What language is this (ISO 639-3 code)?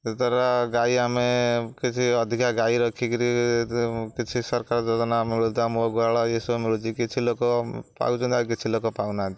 ori